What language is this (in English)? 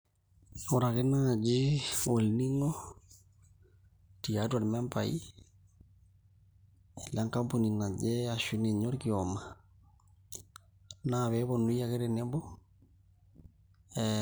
Masai